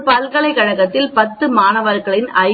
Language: Tamil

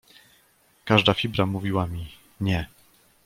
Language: Polish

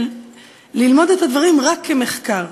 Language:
Hebrew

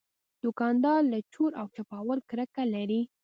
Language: Pashto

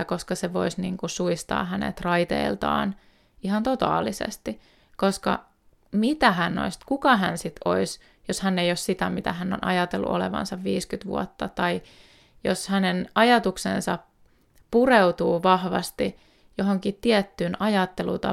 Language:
Finnish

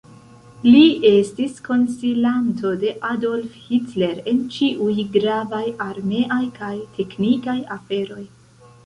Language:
Esperanto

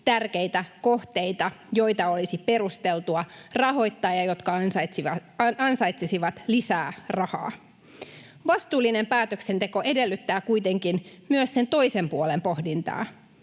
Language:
Finnish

